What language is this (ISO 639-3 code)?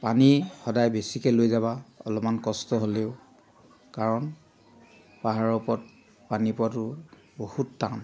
asm